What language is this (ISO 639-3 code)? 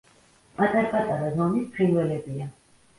kat